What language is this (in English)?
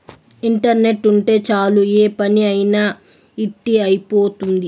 Telugu